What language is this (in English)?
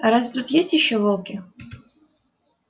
Russian